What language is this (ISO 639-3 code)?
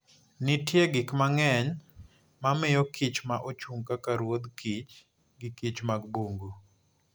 luo